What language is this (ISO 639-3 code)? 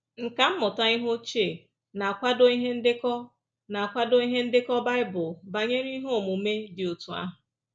ibo